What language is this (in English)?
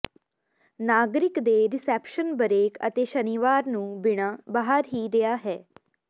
Punjabi